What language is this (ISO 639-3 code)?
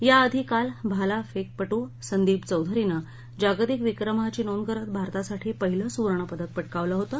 mar